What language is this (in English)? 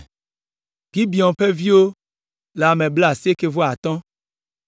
Ewe